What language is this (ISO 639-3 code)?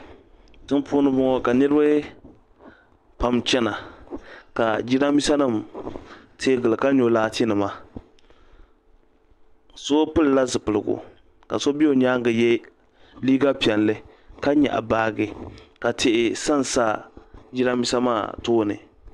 dag